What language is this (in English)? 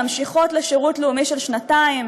Hebrew